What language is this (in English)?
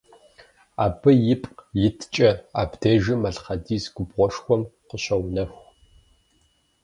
Kabardian